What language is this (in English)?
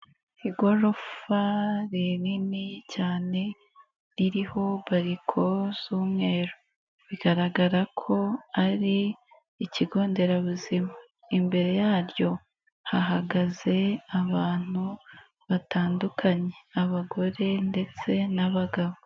Kinyarwanda